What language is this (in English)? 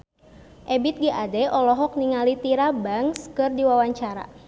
Sundanese